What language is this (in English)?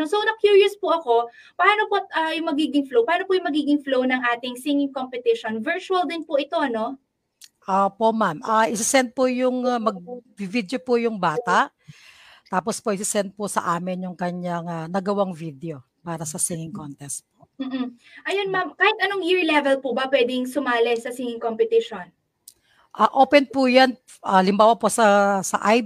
Filipino